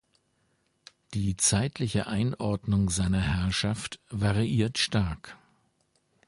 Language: German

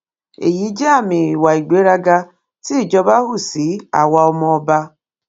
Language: Yoruba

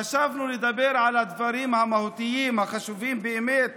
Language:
Hebrew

